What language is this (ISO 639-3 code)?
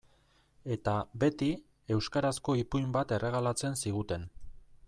eus